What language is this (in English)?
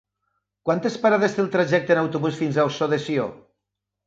Catalan